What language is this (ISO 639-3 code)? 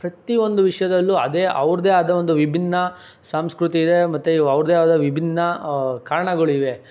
kan